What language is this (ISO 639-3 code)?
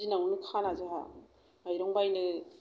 brx